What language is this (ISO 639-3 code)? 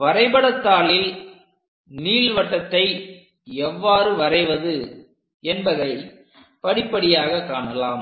tam